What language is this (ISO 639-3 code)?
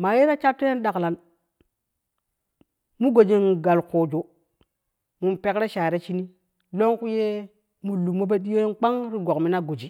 kuh